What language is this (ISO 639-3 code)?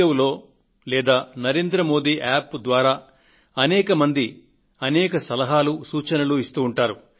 tel